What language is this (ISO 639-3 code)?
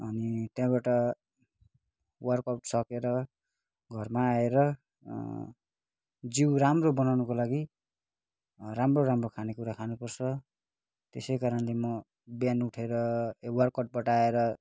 nep